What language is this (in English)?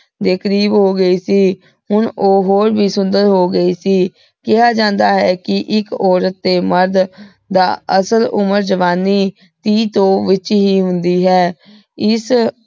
Punjabi